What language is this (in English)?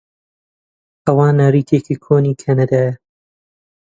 Central Kurdish